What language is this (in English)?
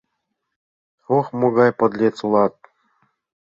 Mari